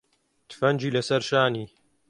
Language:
Central Kurdish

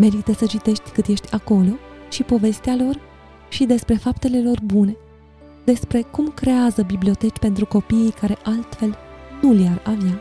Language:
Romanian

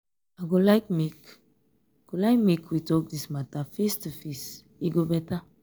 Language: Nigerian Pidgin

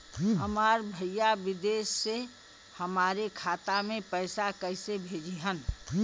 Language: Bhojpuri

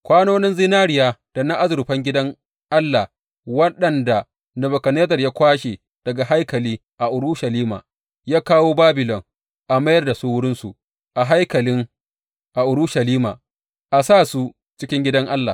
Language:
Hausa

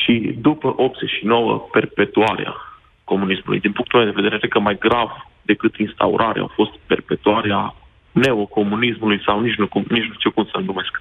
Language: Romanian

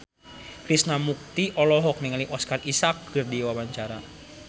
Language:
Sundanese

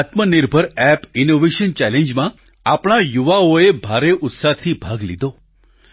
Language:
Gujarati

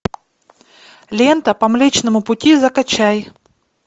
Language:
Russian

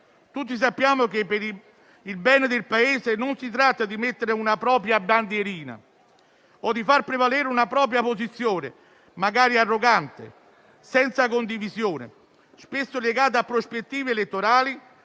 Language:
Italian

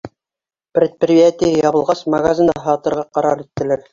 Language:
Bashkir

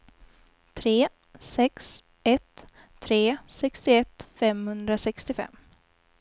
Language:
Swedish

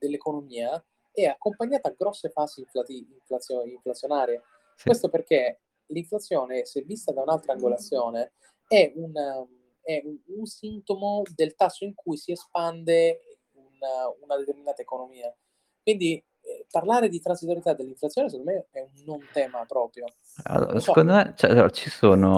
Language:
Italian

